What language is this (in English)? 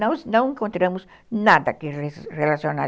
Portuguese